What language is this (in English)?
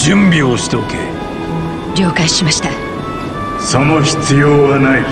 Japanese